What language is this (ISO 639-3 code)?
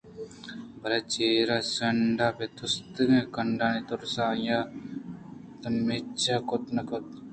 bgp